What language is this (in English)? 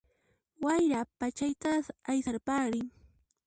Puno Quechua